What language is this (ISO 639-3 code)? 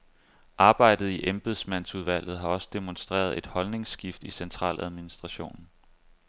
dan